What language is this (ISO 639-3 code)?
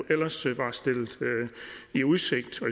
dan